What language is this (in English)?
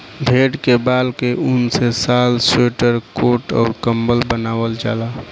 Bhojpuri